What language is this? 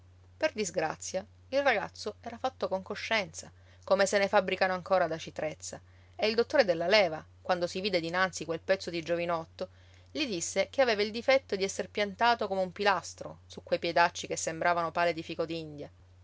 Italian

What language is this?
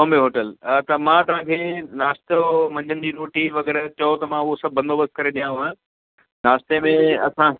Sindhi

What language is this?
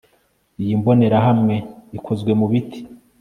Kinyarwanda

